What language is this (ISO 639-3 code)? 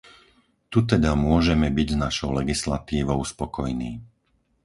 slk